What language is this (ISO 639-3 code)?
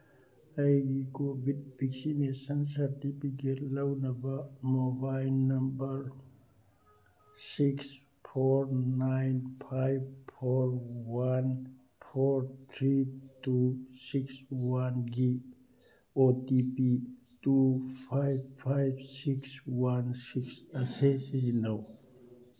mni